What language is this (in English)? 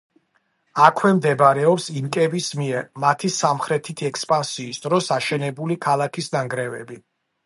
Georgian